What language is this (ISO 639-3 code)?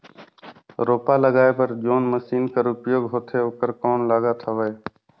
hne